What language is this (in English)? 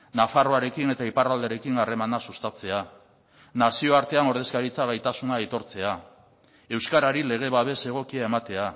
Basque